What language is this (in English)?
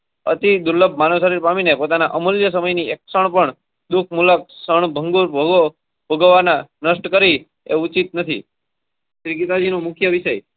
Gujarati